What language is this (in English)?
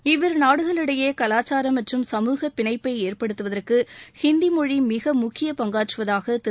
Tamil